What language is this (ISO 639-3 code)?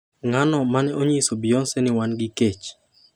luo